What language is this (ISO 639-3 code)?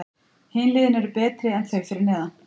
isl